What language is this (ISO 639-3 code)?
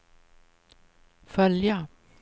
swe